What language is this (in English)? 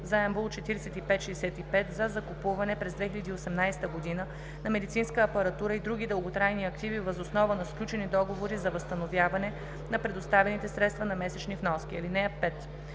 Bulgarian